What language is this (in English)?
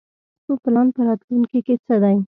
Pashto